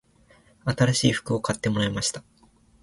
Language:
Japanese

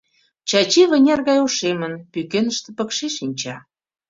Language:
Mari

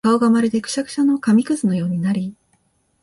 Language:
Japanese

